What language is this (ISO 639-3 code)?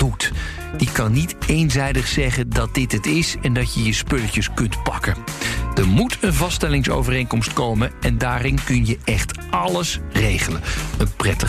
nld